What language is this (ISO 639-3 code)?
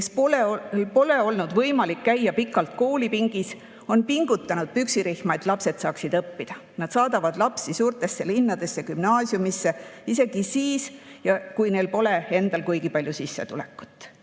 est